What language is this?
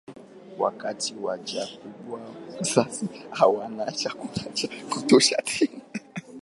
Swahili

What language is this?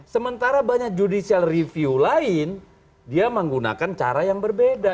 Indonesian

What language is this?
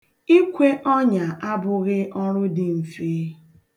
Igbo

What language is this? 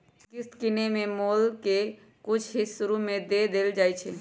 Magahi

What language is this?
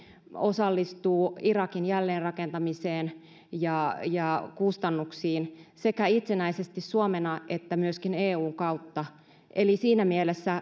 Finnish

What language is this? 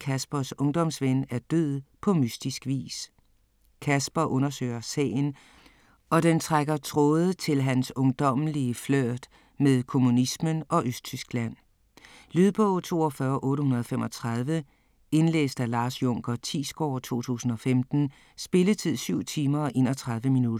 Danish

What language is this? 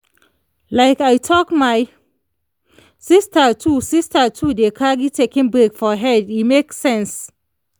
Nigerian Pidgin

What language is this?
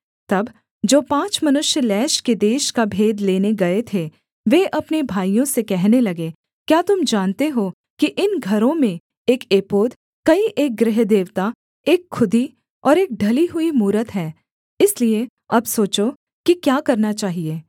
Hindi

